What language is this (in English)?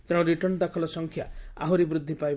Odia